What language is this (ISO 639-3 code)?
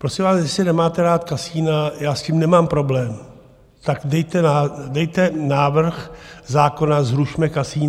ces